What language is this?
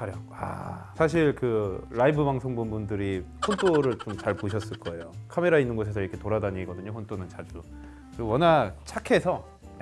Korean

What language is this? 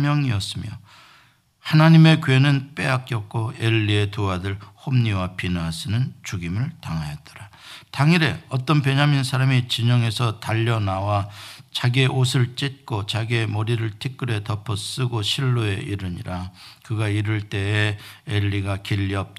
Korean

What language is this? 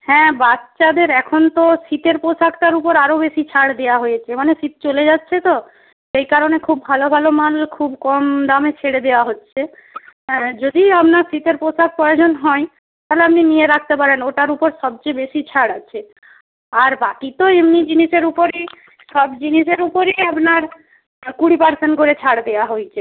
Bangla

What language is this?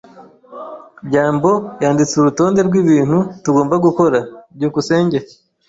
Kinyarwanda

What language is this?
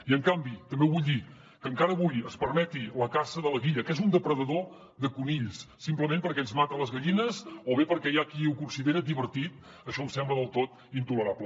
Catalan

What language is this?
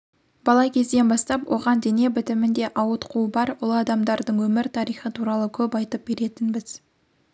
Kazakh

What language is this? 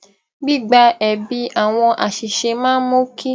Yoruba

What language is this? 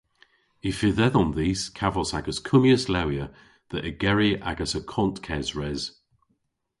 Cornish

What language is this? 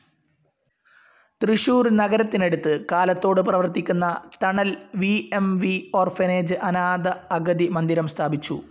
Malayalam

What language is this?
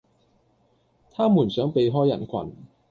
Cantonese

